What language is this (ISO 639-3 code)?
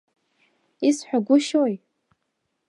abk